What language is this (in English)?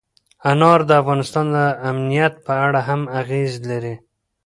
Pashto